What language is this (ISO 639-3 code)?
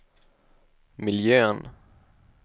swe